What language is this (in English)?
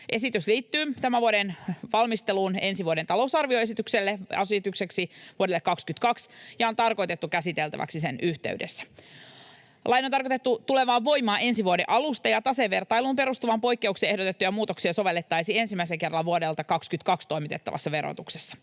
Finnish